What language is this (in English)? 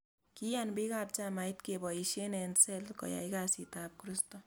Kalenjin